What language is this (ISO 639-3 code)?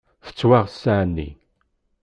kab